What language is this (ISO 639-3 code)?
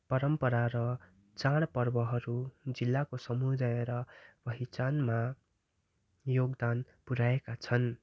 nep